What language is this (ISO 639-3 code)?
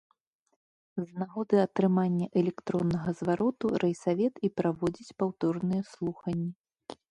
bel